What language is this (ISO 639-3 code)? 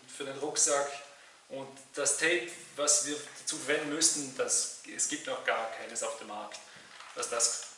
deu